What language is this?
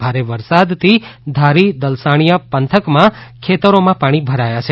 Gujarati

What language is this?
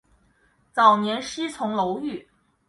Chinese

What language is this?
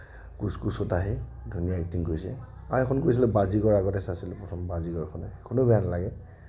Assamese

